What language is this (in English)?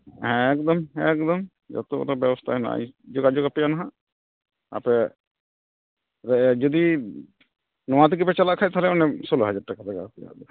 Santali